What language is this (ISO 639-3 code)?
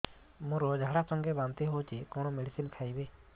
ori